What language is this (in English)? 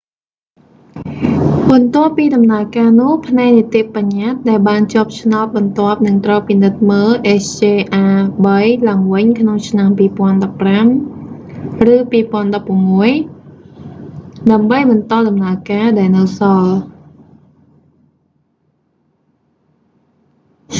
Khmer